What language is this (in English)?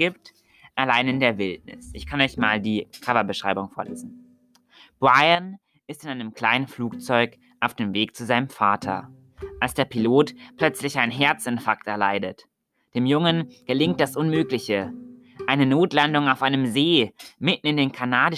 German